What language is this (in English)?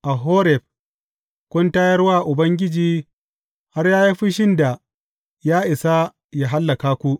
Hausa